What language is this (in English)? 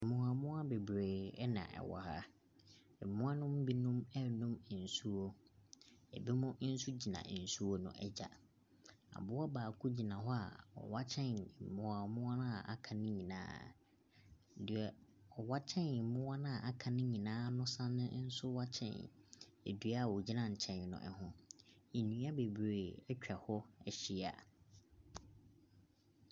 Akan